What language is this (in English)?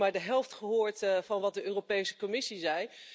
Dutch